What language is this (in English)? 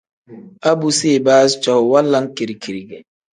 Tem